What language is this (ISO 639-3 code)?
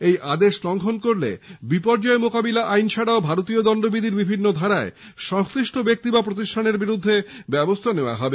ben